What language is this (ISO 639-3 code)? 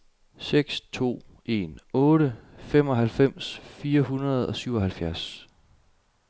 dan